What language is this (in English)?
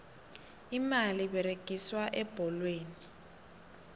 South Ndebele